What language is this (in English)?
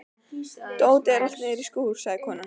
Icelandic